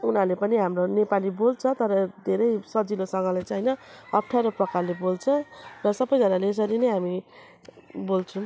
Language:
Nepali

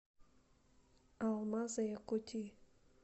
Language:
Russian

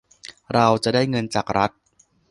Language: Thai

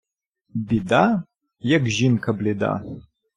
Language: Ukrainian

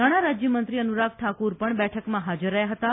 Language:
Gujarati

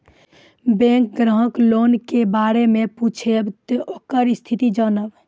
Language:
Maithili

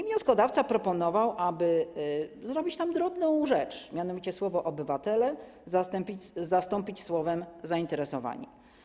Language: Polish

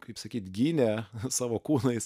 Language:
Lithuanian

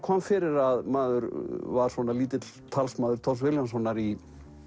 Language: Icelandic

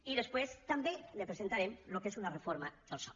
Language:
Catalan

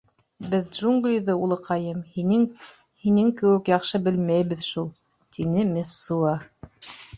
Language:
Bashkir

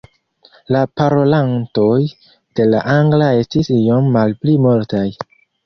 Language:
Esperanto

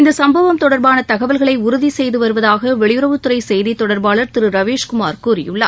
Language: Tamil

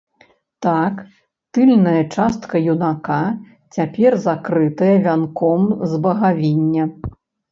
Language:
Belarusian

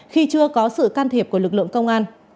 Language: Vietnamese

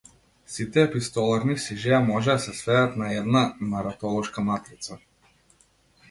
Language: Macedonian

